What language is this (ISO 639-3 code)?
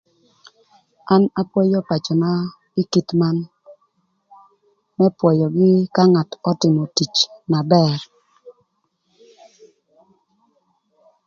lth